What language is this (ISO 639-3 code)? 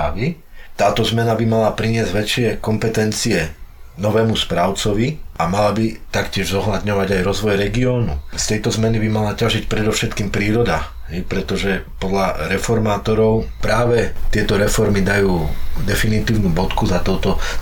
slk